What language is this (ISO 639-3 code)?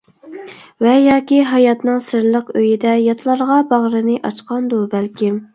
uig